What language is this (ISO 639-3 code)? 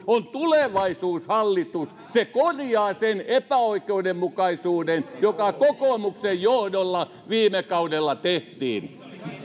fin